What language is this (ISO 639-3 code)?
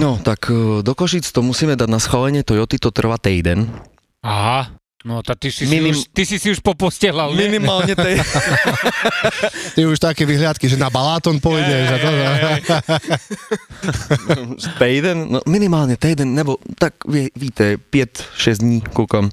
slk